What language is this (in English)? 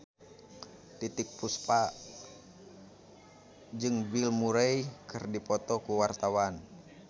Sundanese